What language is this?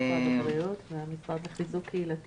Hebrew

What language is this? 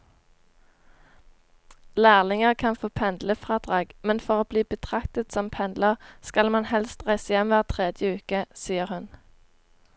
Norwegian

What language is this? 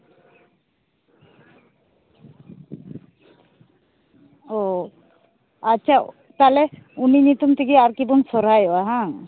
Santali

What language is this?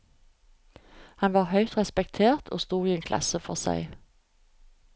Norwegian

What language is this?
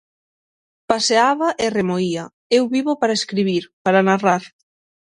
Galician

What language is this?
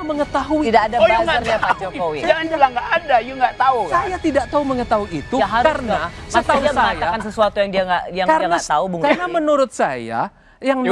Indonesian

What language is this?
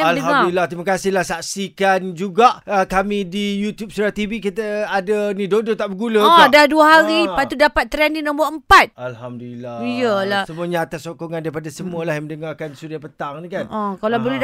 Malay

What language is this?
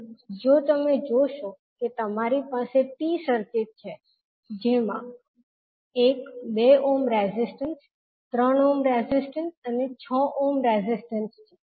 Gujarati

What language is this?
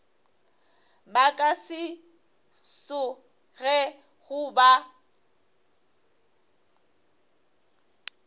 Northern Sotho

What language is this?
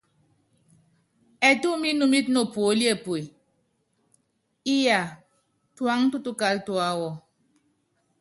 Yangben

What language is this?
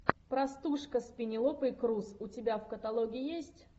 Russian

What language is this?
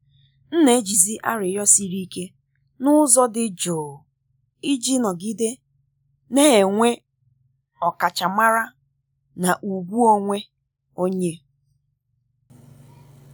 Igbo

